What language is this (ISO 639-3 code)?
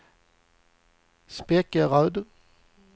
swe